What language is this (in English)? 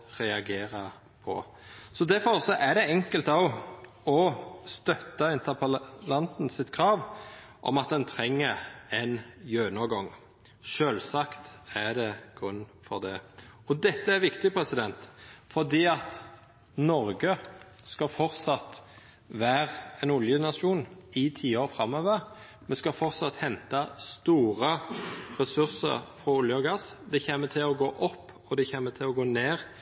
Norwegian Nynorsk